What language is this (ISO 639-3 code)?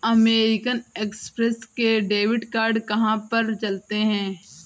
hin